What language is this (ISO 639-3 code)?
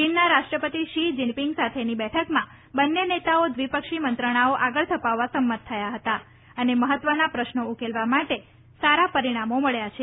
guj